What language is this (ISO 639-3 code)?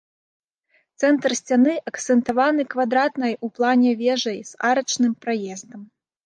bel